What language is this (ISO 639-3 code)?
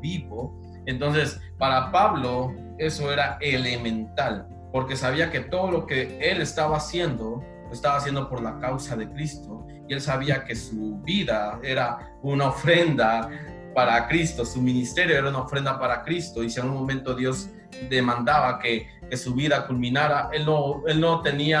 spa